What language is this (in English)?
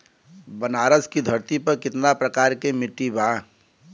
Bhojpuri